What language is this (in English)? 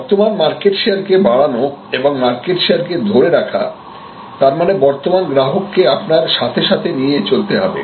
Bangla